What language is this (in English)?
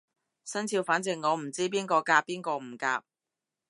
Cantonese